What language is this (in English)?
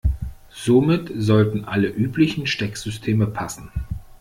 German